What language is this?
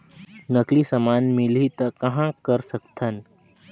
Chhattisgarhi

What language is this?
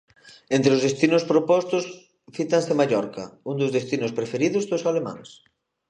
Galician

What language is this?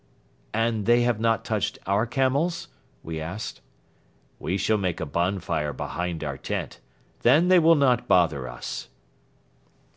English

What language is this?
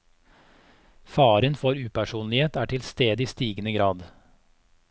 Norwegian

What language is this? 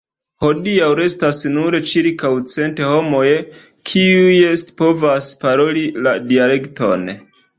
Esperanto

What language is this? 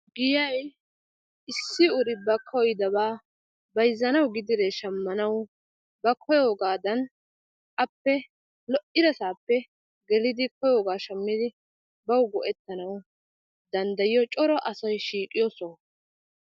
Wolaytta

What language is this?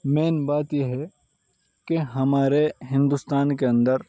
Urdu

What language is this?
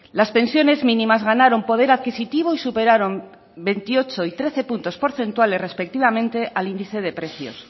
Spanish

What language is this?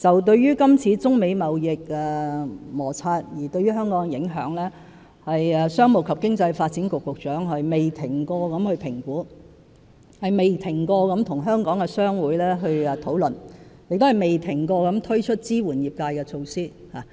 Cantonese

